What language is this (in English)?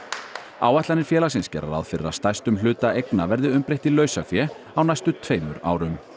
Icelandic